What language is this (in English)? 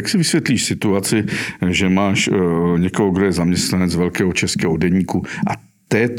Czech